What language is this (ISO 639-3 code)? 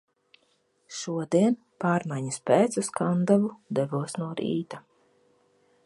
lav